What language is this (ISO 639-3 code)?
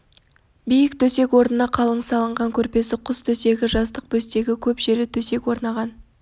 kaz